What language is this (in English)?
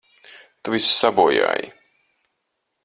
Latvian